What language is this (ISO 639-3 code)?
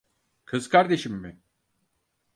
tur